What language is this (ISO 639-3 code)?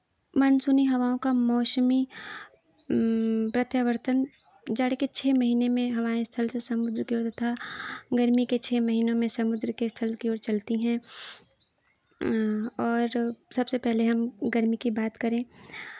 hin